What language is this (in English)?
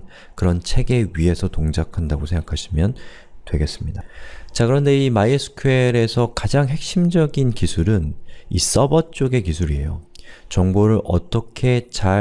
Korean